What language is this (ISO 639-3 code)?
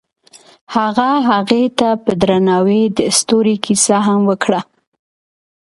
pus